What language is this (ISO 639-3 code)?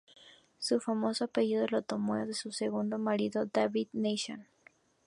spa